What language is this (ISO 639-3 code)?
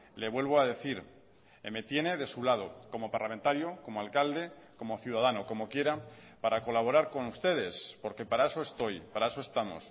spa